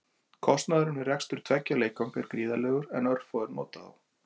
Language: Icelandic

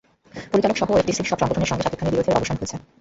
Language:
Bangla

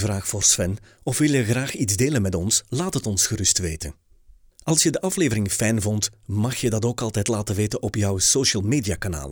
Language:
Dutch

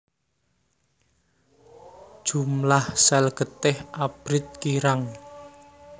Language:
Javanese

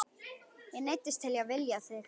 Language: Icelandic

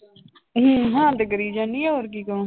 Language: Punjabi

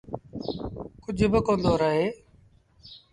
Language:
Sindhi Bhil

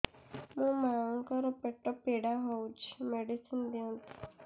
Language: Odia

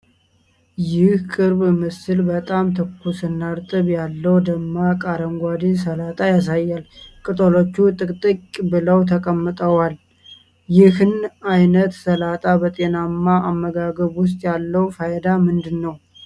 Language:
Amharic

